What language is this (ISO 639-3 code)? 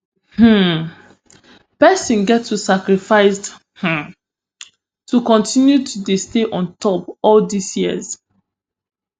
pcm